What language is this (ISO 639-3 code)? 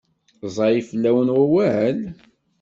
kab